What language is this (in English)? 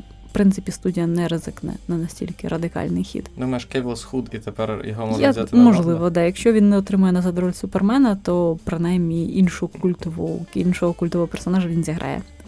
Ukrainian